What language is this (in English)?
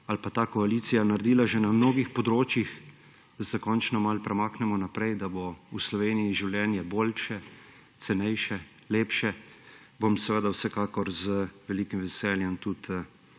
Slovenian